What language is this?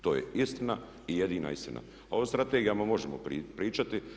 Croatian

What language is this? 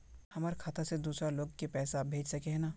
Magahi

